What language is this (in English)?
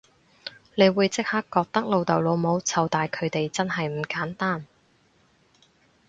Cantonese